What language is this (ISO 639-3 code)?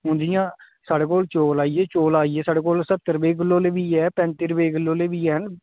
doi